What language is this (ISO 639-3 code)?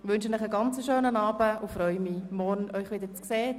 gsw